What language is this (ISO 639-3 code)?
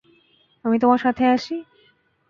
ben